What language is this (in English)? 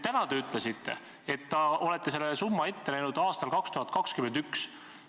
Estonian